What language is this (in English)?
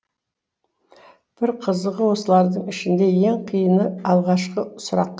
Kazakh